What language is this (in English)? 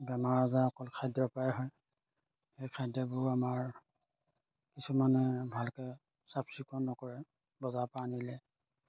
Assamese